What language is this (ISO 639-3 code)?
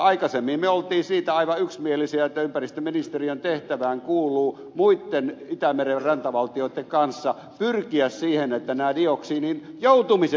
fin